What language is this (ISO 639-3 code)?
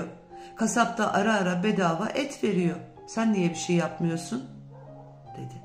tur